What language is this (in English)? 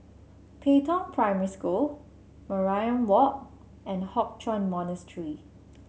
English